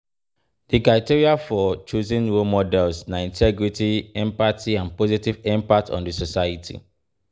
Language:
Nigerian Pidgin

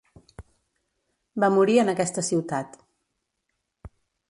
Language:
Catalan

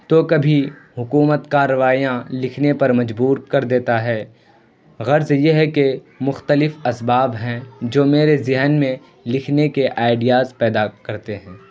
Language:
Urdu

